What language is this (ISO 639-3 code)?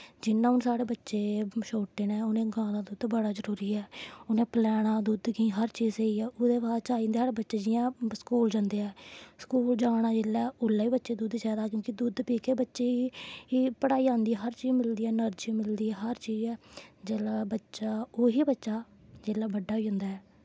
doi